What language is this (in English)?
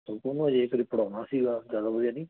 Punjabi